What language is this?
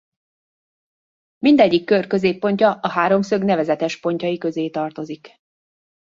Hungarian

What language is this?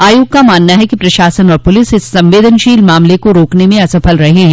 Hindi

